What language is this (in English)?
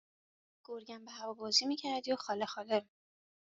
Persian